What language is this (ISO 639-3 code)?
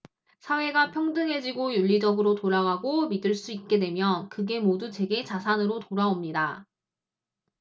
kor